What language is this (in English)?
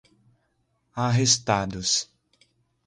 Portuguese